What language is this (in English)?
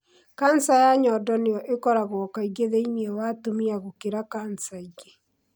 Kikuyu